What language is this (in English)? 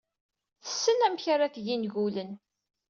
Kabyle